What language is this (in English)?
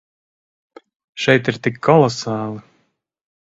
Latvian